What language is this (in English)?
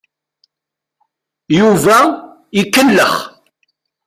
Kabyle